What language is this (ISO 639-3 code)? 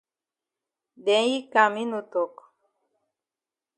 wes